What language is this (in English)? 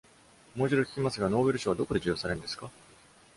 Japanese